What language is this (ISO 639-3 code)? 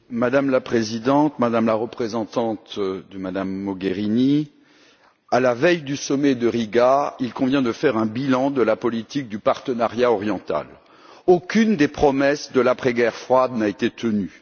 fra